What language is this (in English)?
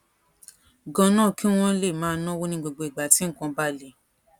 Yoruba